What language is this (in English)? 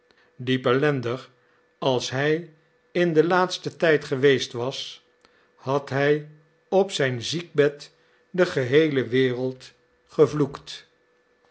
Dutch